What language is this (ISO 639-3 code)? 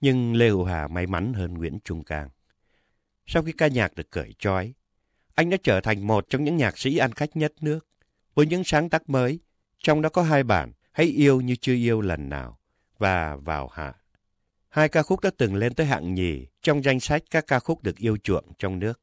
vie